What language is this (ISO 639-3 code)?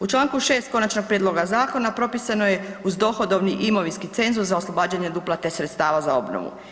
hrv